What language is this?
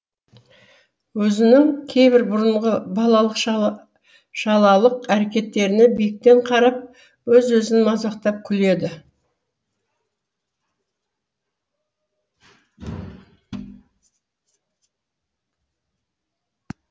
Kazakh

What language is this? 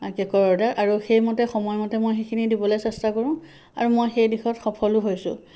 Assamese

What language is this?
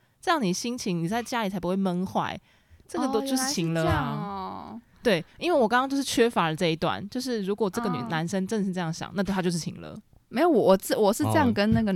Chinese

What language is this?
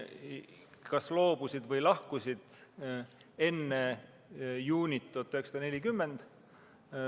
Estonian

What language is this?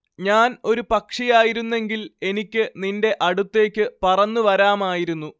Malayalam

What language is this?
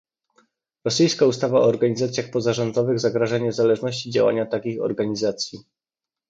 Polish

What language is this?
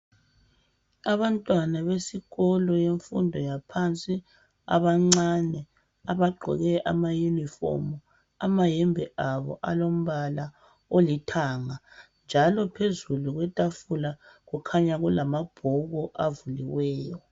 North Ndebele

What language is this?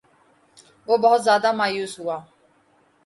Urdu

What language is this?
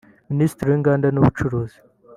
Kinyarwanda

